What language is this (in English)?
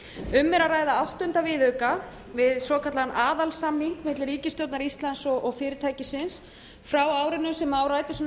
Icelandic